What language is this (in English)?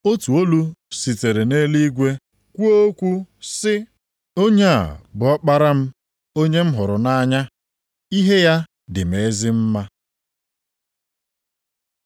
Igbo